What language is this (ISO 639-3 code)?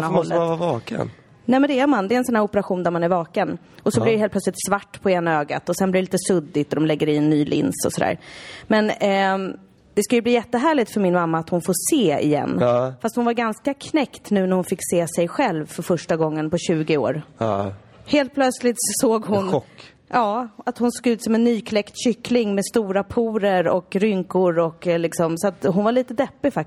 swe